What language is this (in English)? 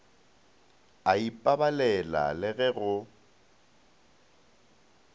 Northern Sotho